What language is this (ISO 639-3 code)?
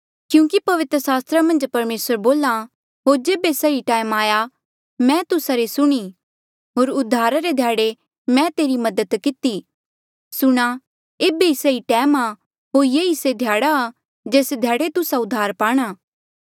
mjl